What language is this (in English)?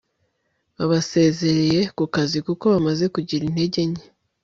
Kinyarwanda